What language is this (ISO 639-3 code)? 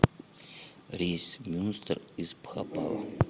rus